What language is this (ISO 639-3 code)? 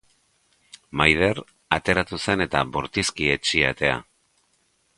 eus